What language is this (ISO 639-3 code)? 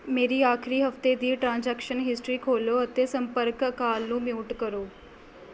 pan